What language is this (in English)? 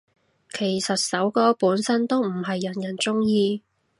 Cantonese